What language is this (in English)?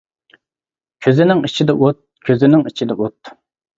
Uyghur